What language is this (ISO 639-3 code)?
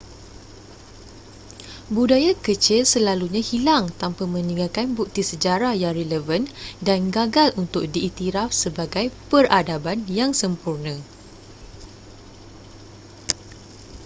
msa